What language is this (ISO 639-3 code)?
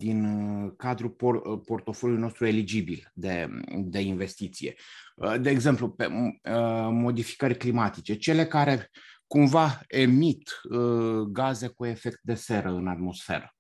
ron